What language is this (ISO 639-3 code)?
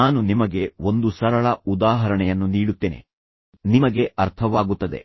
kan